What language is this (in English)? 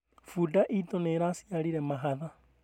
Kikuyu